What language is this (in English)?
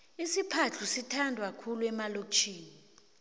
South Ndebele